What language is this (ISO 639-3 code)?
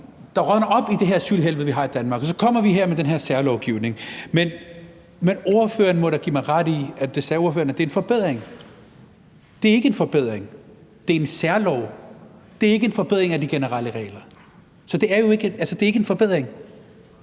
dan